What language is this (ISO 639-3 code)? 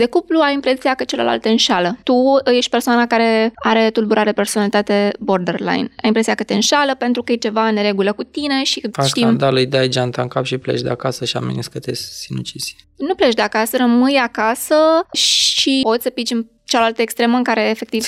ron